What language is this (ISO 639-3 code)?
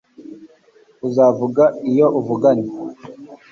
kin